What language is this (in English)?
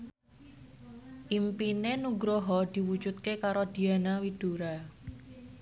Javanese